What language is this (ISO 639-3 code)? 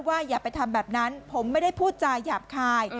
tha